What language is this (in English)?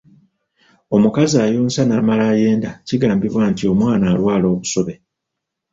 Ganda